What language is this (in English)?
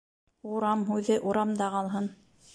Bashkir